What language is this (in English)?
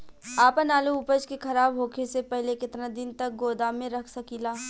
Bhojpuri